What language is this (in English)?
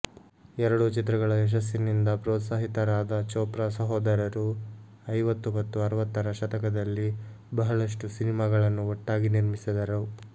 Kannada